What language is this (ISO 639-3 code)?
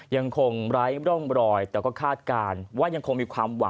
tha